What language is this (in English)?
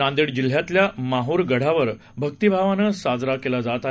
Marathi